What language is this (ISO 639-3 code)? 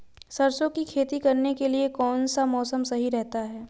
hin